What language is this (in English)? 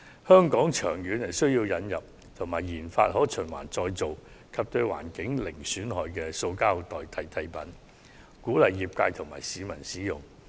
Cantonese